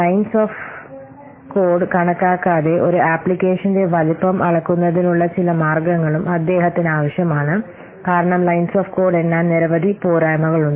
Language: Malayalam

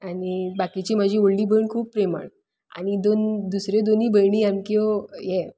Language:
Konkani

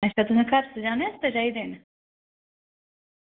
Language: Dogri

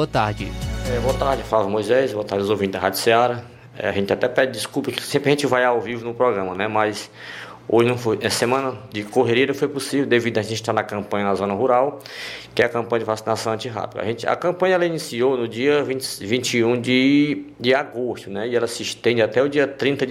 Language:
Portuguese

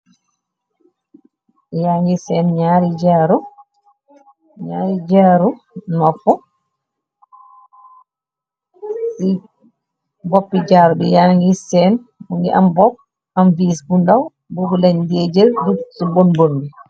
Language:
Wolof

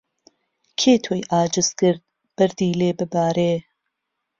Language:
Central Kurdish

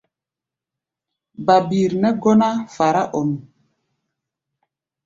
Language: Gbaya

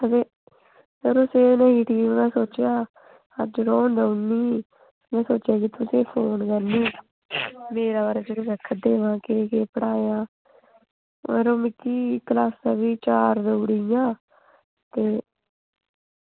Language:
Dogri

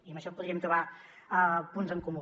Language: Catalan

